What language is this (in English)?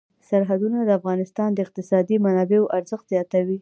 Pashto